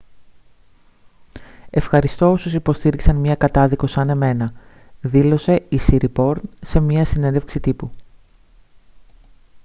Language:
Greek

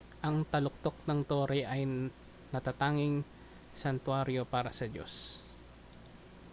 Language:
Filipino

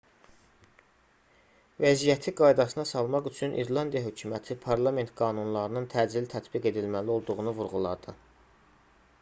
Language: Azerbaijani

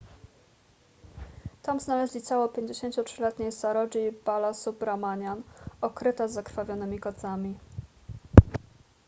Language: Polish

